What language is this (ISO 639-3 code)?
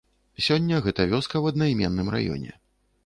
bel